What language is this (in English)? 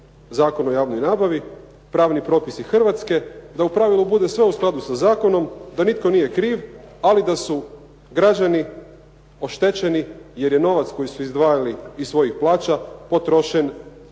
Croatian